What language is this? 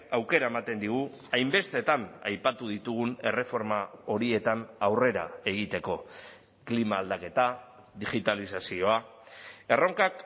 Basque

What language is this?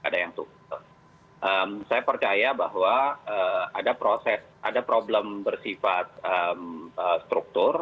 Indonesian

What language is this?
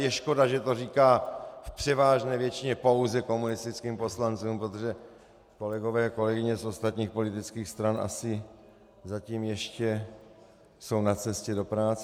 Czech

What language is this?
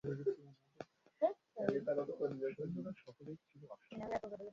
Bangla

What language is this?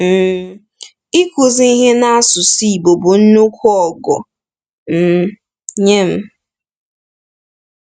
Igbo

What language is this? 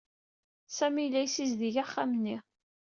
Kabyle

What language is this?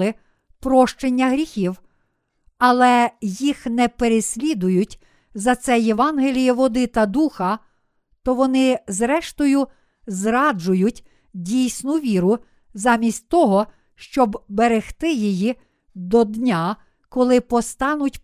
Ukrainian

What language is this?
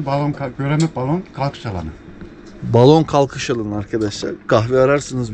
Turkish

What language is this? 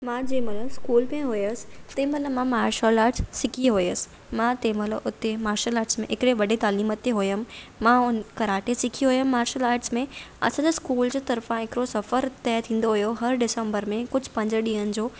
Sindhi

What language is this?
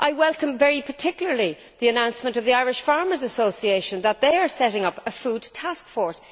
English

